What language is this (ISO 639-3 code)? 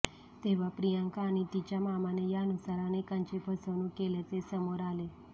mar